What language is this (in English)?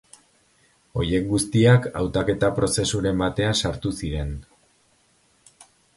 Basque